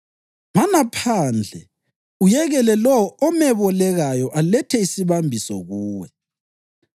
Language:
North Ndebele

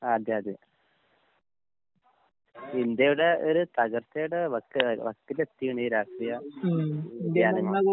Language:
Malayalam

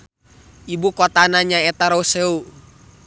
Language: Sundanese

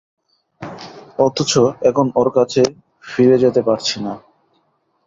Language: Bangla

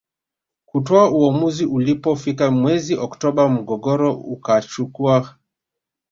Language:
Swahili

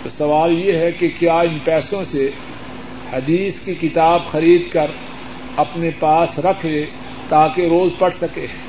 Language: Urdu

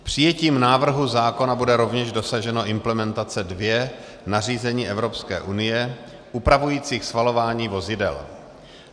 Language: Czech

